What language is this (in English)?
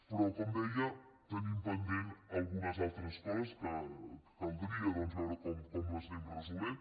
Catalan